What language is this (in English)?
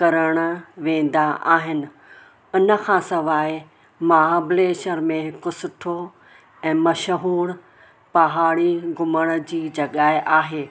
Sindhi